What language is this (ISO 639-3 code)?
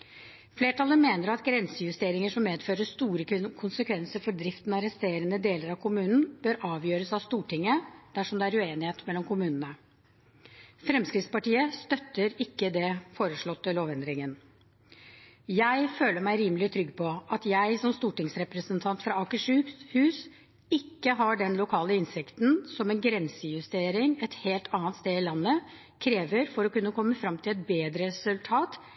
nob